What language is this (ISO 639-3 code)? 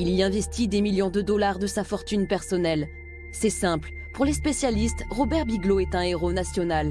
fra